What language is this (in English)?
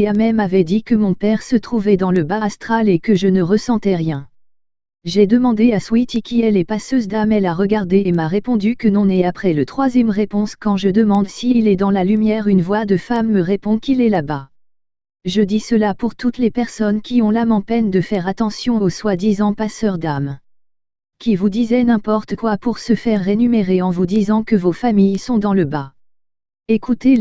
French